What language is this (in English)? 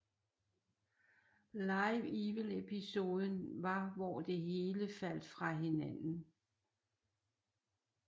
Danish